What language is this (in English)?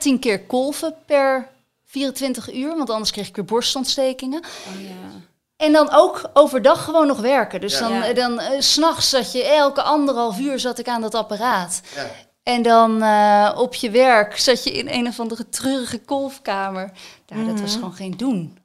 Dutch